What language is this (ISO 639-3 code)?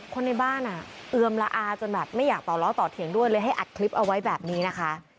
tha